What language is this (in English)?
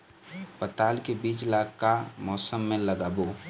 Chhattisgarhi